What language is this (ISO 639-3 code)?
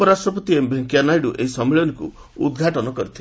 ori